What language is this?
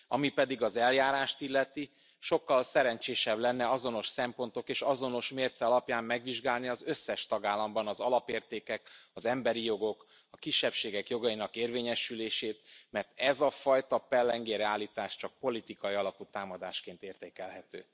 Hungarian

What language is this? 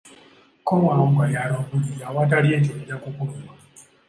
Ganda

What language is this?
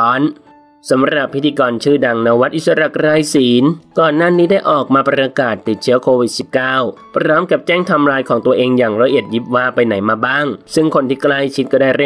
Thai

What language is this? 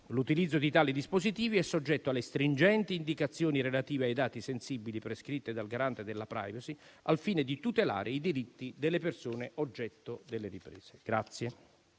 Italian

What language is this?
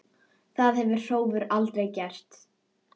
Icelandic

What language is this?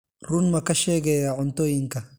Somali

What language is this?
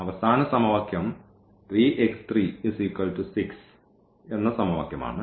Malayalam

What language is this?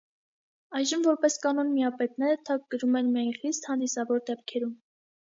Armenian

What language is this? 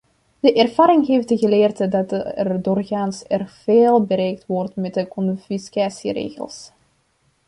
Dutch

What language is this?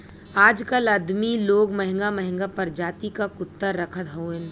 Bhojpuri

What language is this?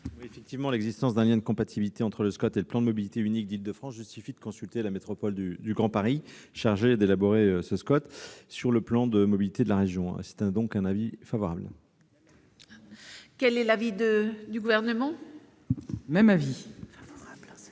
French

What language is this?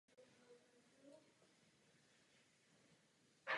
Czech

